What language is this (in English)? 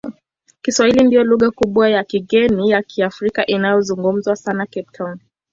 Swahili